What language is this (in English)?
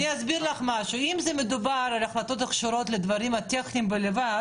Hebrew